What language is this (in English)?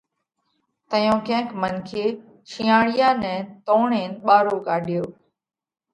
Parkari Koli